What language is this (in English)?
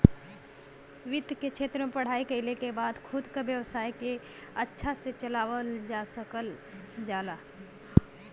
Bhojpuri